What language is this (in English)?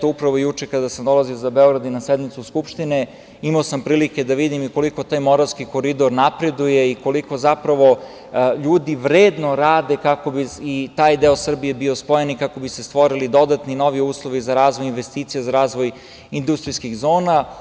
Serbian